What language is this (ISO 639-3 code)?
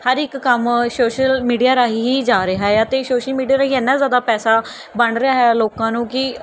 pan